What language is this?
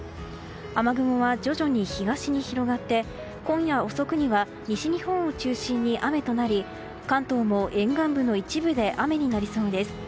Japanese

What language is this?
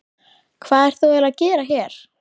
Icelandic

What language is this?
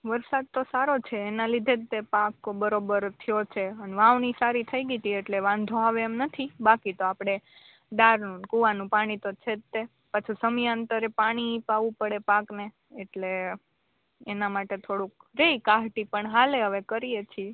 Gujarati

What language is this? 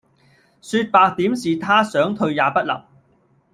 Cantonese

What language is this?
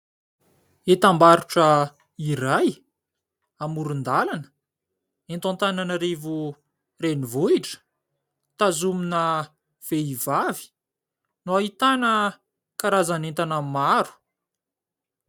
Malagasy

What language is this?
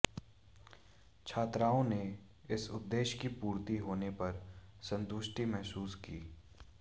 Hindi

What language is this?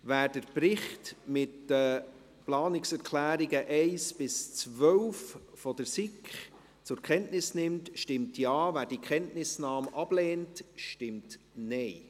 Swiss German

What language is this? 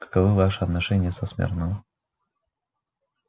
Russian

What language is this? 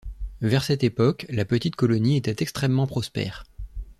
French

